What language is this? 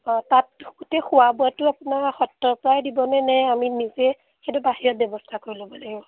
Assamese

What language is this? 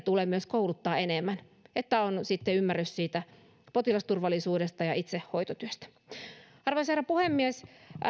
Finnish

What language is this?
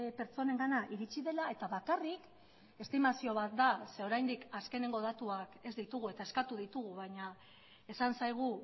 Basque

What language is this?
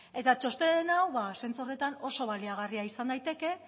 Basque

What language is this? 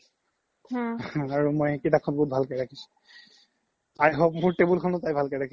Assamese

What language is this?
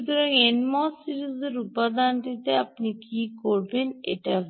Bangla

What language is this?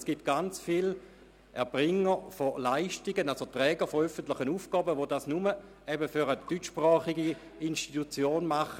Swiss German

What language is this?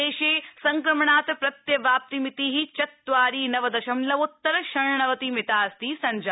Sanskrit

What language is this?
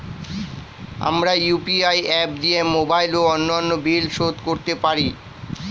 Bangla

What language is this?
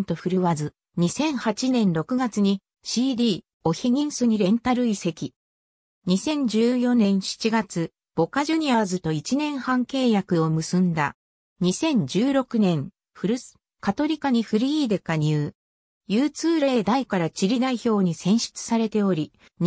Japanese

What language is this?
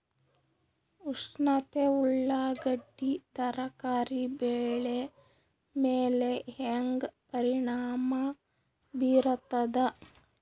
Kannada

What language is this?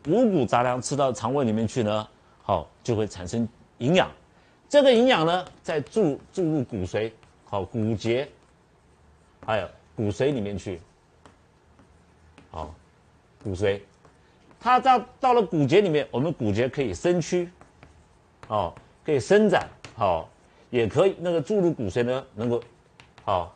Chinese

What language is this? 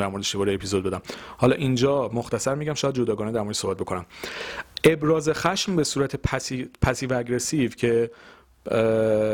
Persian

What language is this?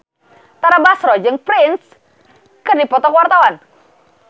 Sundanese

